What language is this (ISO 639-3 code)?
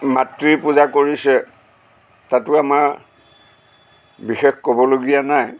asm